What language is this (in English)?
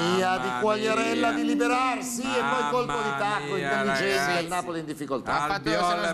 Italian